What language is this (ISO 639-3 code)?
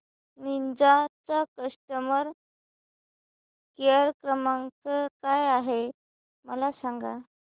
mar